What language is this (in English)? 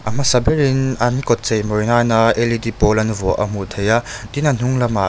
Mizo